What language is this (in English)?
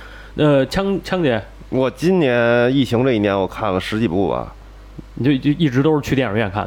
Chinese